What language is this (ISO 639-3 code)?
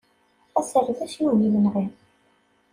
kab